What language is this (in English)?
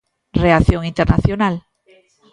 Galician